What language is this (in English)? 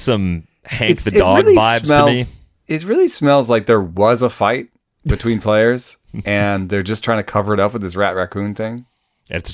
English